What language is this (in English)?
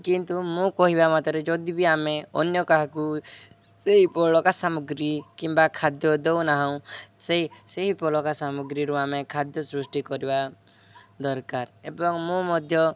Odia